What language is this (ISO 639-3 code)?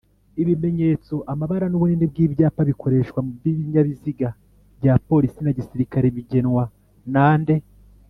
kin